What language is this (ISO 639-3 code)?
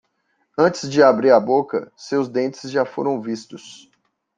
por